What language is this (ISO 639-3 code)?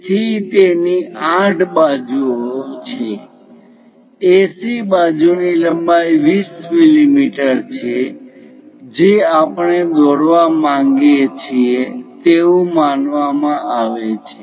guj